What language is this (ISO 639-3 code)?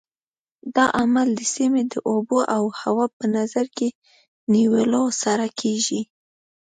pus